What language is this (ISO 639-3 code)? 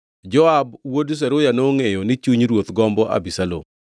luo